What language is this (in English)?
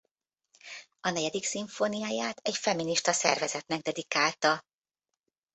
Hungarian